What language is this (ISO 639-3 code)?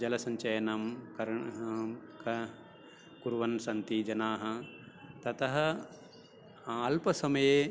san